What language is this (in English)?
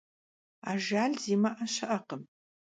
Kabardian